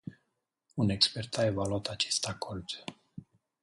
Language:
Romanian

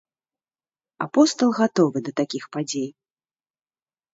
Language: Belarusian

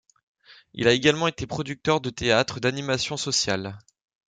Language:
French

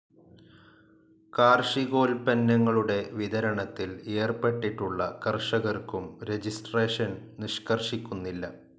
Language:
Malayalam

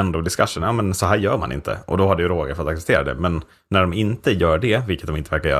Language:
Swedish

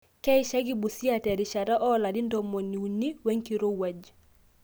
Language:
Masai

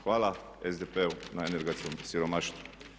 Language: Croatian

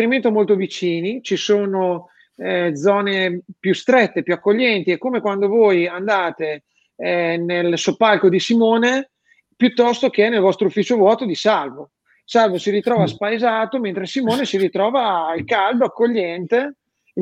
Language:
Italian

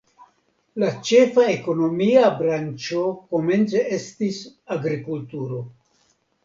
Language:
Esperanto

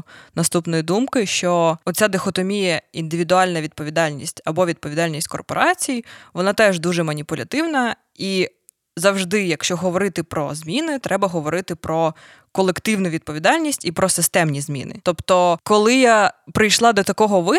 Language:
Ukrainian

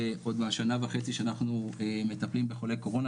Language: Hebrew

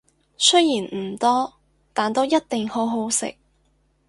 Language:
Cantonese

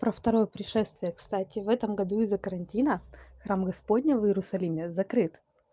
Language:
Russian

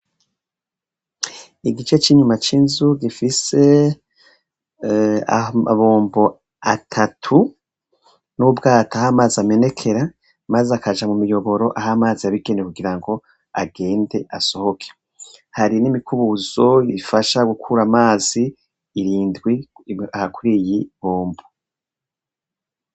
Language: Rundi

